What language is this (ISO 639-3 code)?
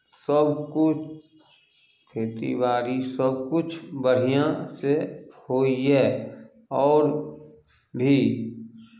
mai